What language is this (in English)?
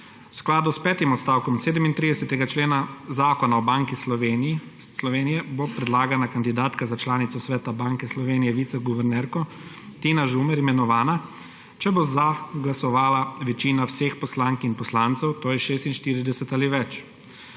Slovenian